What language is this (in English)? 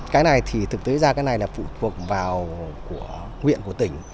Vietnamese